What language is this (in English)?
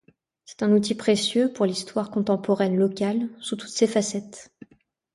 French